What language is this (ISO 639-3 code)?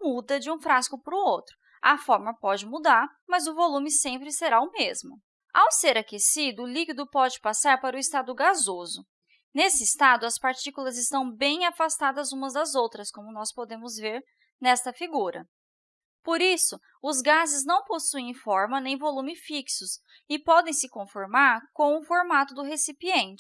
por